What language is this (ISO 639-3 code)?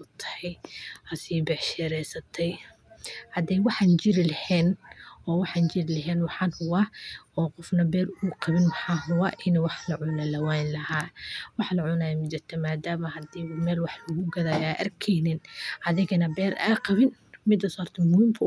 som